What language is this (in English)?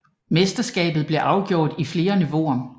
Danish